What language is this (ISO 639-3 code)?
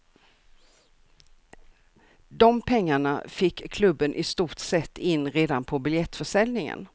swe